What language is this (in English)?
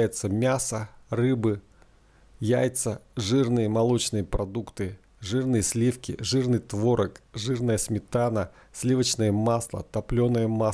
Russian